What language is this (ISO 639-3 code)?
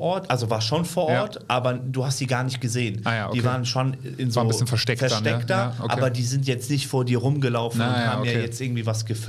deu